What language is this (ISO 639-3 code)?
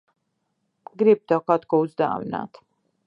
lav